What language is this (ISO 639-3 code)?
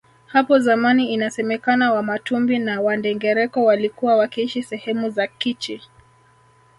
swa